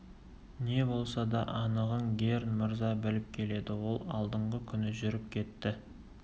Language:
Kazakh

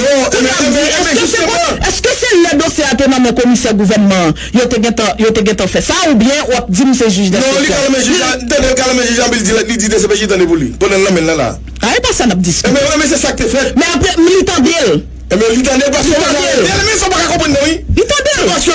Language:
French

